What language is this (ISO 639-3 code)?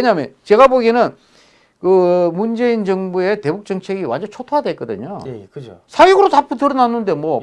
kor